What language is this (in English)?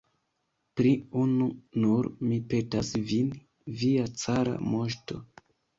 Esperanto